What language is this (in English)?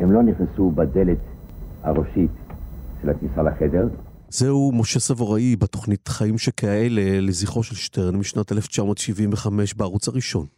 Hebrew